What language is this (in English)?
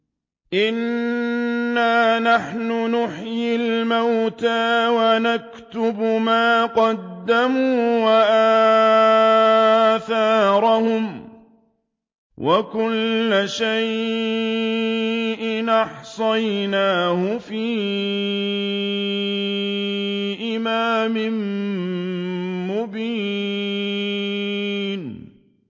Arabic